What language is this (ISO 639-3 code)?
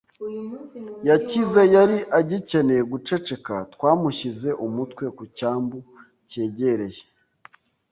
kin